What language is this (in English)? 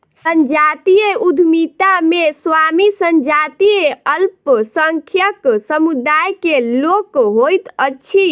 Maithili